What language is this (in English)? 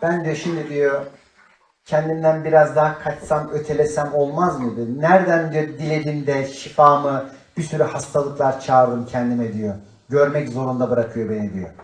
Turkish